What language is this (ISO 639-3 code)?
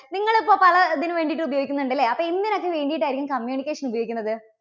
mal